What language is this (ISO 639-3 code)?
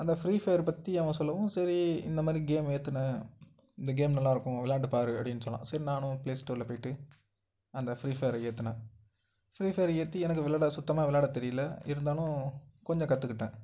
tam